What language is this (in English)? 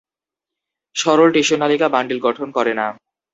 Bangla